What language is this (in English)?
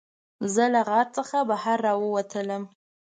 Pashto